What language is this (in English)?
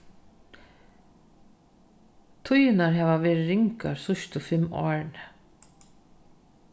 Faroese